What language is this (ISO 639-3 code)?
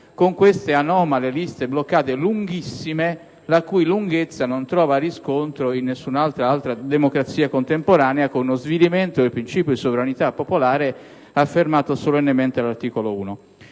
ita